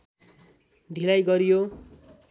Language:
Nepali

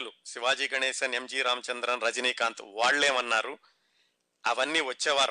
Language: Telugu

